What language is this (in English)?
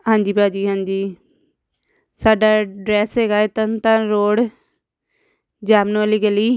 Punjabi